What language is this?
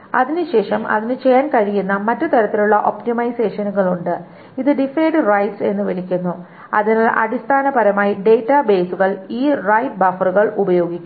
Malayalam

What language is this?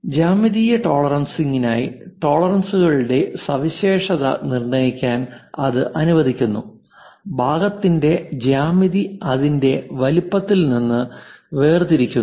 Malayalam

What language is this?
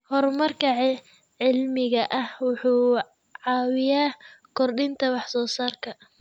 Somali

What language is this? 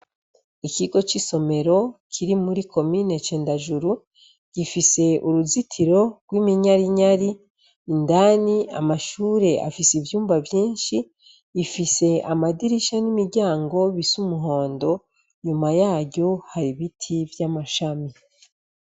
Rundi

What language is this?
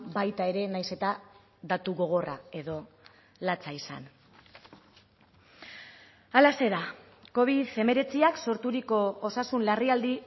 Basque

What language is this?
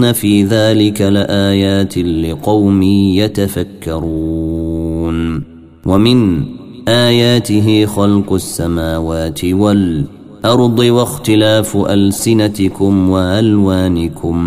Arabic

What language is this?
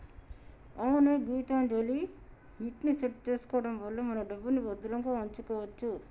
Telugu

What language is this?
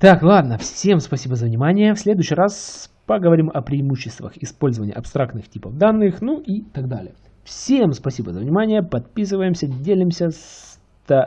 Russian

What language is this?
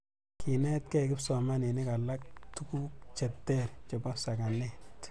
Kalenjin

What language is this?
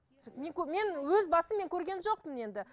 Kazakh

